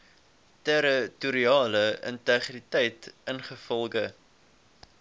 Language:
Afrikaans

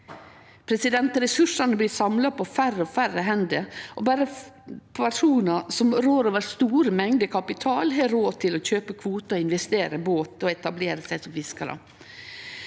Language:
Norwegian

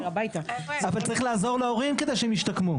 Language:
Hebrew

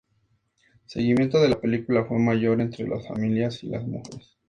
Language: Spanish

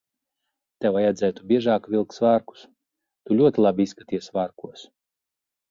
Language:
Latvian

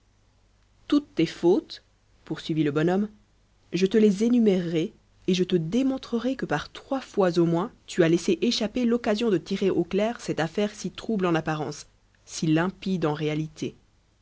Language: French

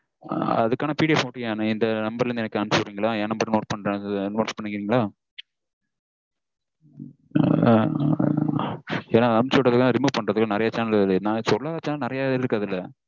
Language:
Tamil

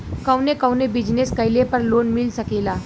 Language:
Bhojpuri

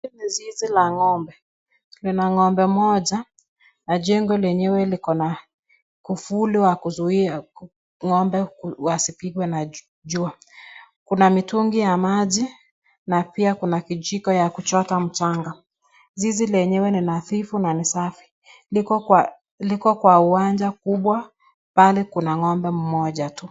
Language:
Swahili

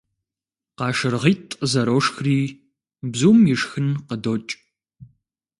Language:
Kabardian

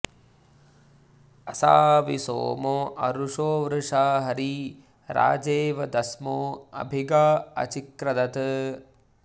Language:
Sanskrit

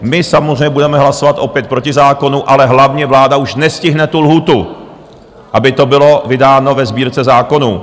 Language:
Czech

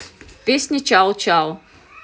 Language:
Russian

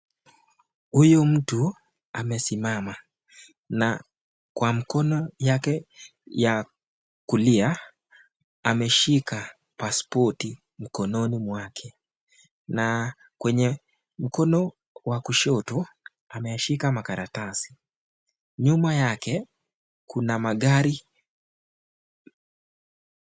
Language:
Swahili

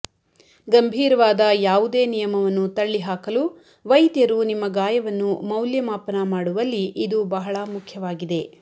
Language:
Kannada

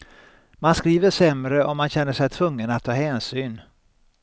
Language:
Swedish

